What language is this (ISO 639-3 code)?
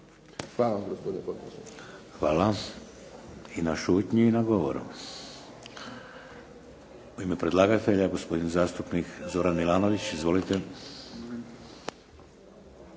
hrv